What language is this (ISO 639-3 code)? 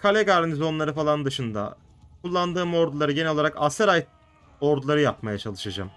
tur